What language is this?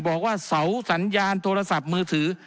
Thai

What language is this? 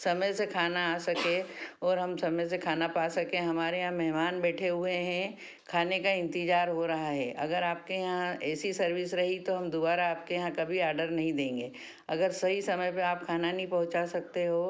Hindi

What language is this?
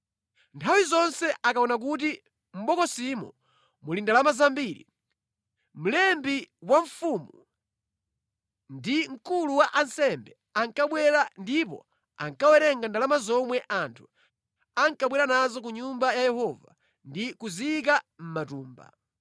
Nyanja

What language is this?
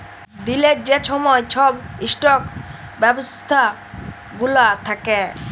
Bangla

